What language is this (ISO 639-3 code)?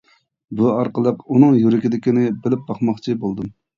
uig